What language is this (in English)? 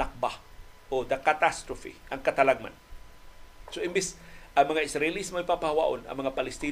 Filipino